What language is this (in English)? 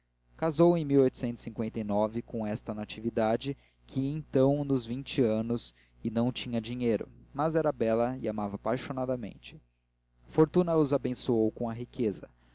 Portuguese